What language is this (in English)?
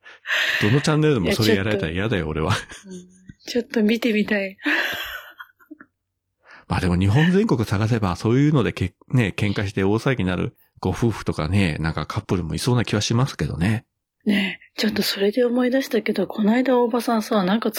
Japanese